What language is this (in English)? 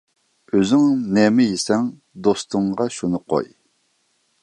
Uyghur